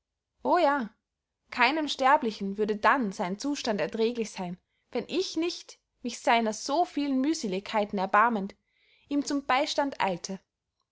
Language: German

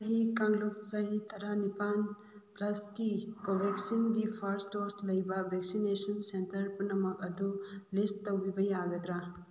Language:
Manipuri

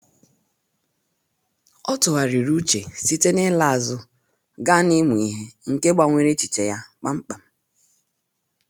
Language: Igbo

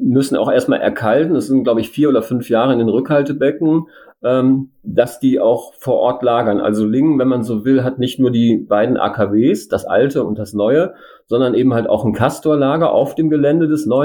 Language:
German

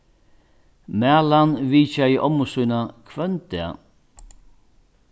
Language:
Faroese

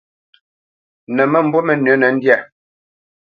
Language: Bamenyam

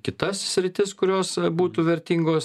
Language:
Lithuanian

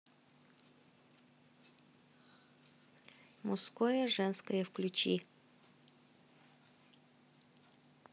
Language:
Russian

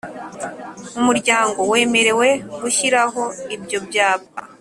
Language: Kinyarwanda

